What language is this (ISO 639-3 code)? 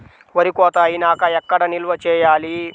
tel